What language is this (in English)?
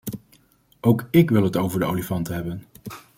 Dutch